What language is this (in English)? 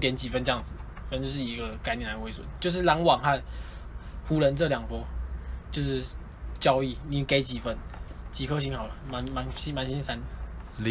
Chinese